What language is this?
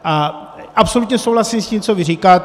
Czech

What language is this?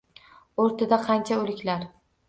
Uzbek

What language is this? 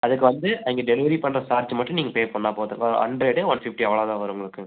Tamil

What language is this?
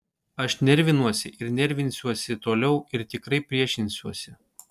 Lithuanian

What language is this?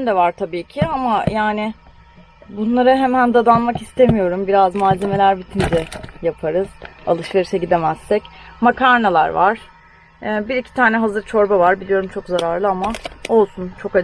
Turkish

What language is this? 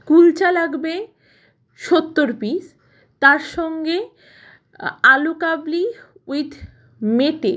Bangla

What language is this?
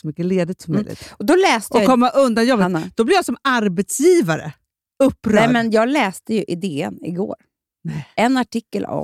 Swedish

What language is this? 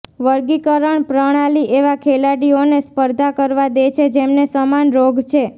Gujarati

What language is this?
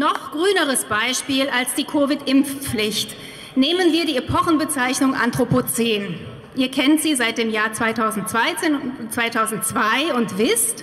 German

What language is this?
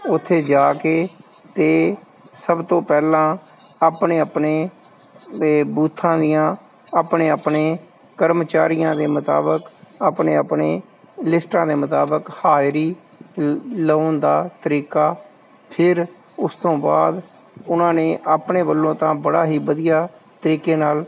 Punjabi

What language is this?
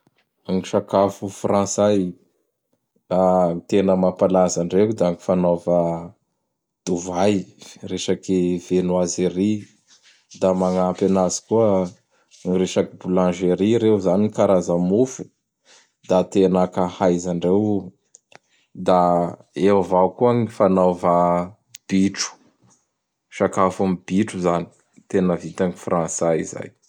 Bara Malagasy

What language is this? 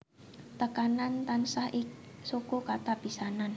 Javanese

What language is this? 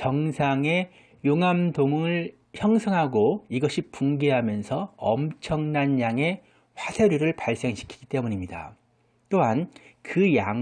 Korean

